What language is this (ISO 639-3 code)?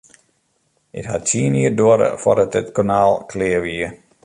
fry